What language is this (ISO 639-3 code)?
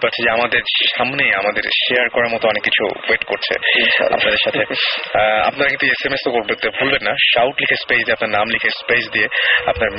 ben